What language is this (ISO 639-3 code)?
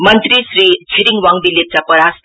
nep